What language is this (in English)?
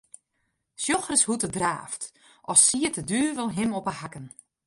Western Frisian